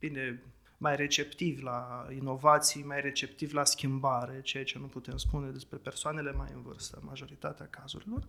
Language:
Romanian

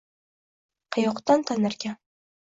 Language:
Uzbek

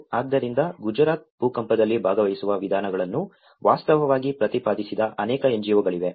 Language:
Kannada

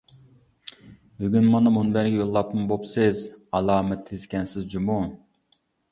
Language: Uyghur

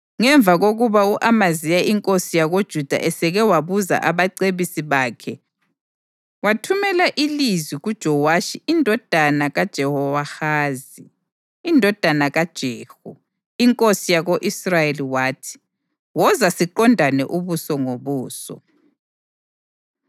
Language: North Ndebele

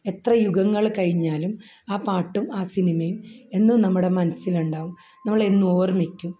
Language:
Malayalam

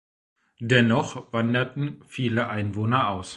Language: German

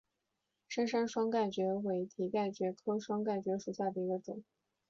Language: Chinese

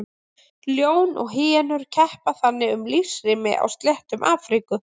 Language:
Icelandic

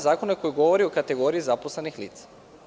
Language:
Serbian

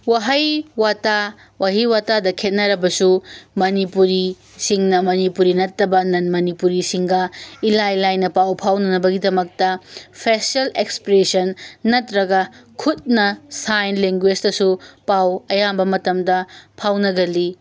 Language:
Manipuri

